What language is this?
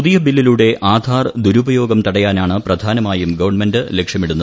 Malayalam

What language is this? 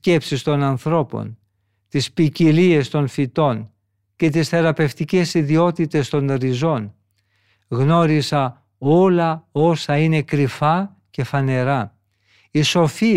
Greek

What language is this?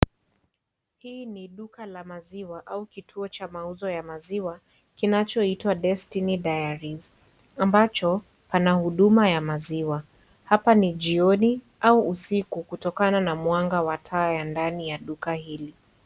Swahili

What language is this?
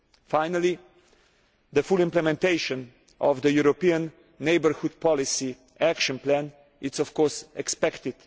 English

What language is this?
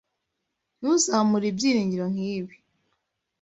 Kinyarwanda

